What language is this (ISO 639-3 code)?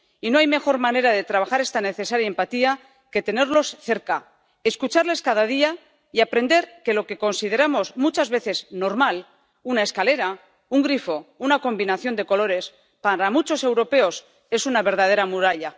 spa